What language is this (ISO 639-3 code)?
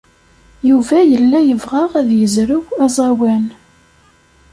kab